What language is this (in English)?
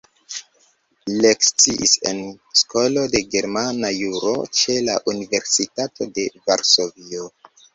Esperanto